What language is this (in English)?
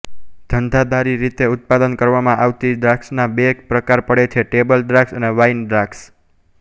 Gujarati